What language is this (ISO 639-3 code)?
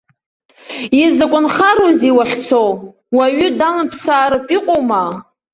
abk